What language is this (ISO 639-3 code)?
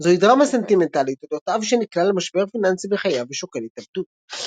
heb